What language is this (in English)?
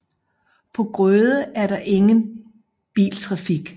Danish